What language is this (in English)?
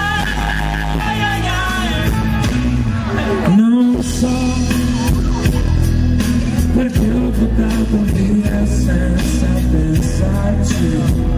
Italian